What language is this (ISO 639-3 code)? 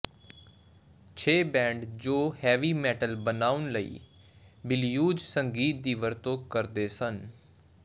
pan